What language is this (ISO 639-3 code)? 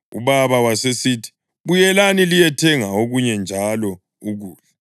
nde